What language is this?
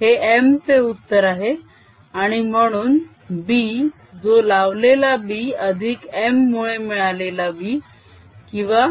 Marathi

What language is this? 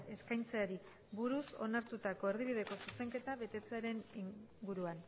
Basque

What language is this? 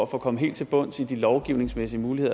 Danish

